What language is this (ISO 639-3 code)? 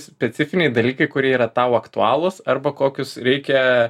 lit